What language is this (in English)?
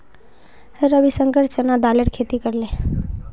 Magahi